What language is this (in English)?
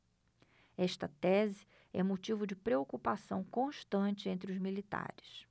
Portuguese